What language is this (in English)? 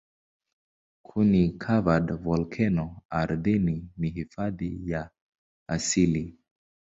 Swahili